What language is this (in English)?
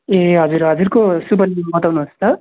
Nepali